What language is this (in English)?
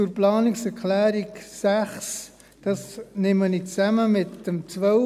Swiss German